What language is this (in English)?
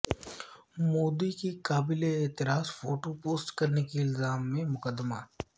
Urdu